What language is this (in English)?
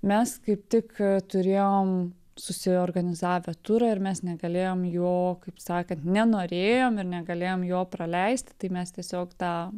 Lithuanian